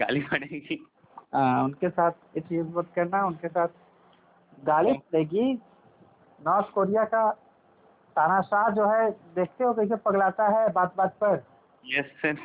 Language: Hindi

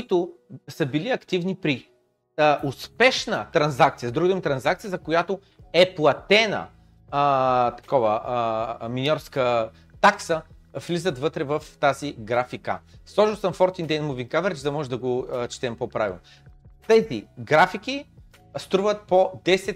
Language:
Bulgarian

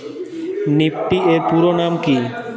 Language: Bangla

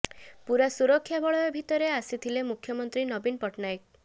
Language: Odia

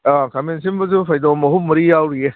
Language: Manipuri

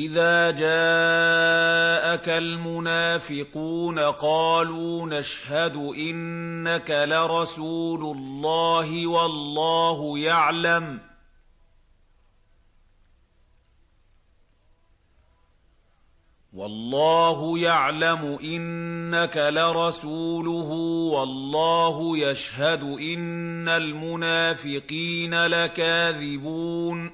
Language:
Arabic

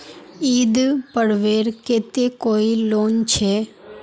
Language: Magahi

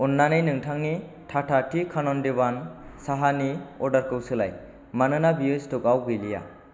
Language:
Bodo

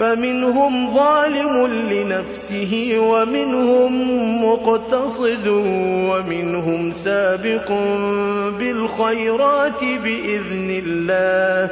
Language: Arabic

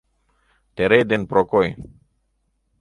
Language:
Mari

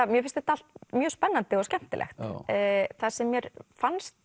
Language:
Icelandic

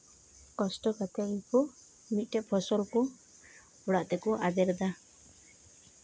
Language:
Santali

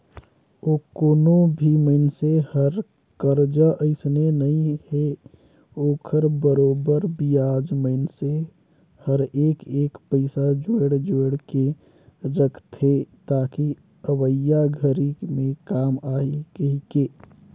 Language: Chhattisgarhi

